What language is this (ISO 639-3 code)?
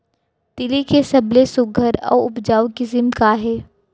hne